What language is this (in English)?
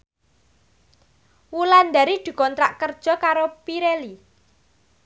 Javanese